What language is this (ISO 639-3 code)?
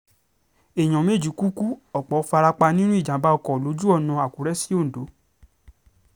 yor